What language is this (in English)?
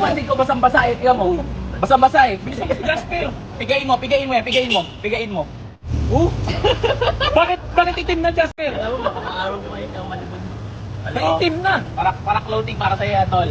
Filipino